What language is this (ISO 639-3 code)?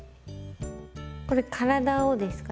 jpn